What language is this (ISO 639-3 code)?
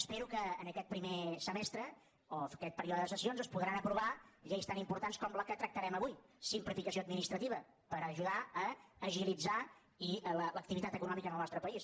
cat